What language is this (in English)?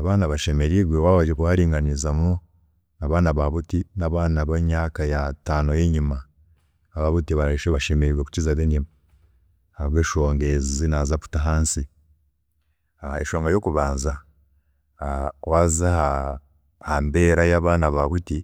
Chiga